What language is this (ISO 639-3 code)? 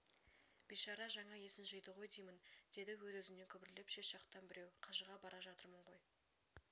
kaz